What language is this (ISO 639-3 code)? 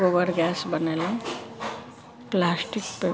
mai